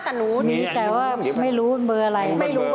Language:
Thai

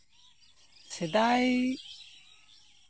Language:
Santali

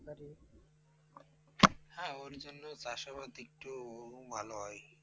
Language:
Bangla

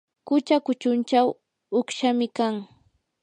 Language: Yanahuanca Pasco Quechua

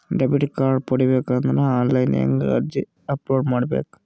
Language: Kannada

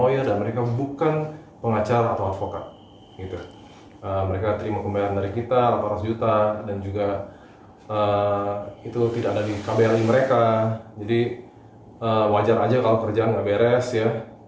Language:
Indonesian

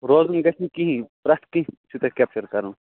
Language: Kashmiri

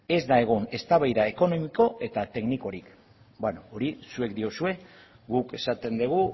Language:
Basque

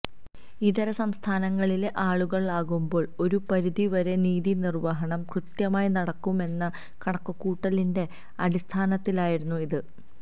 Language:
Malayalam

